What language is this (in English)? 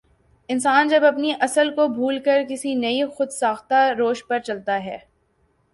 Urdu